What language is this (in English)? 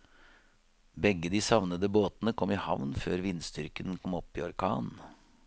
Norwegian